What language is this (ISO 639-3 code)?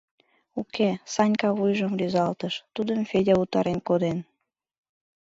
chm